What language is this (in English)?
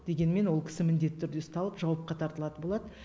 Kazakh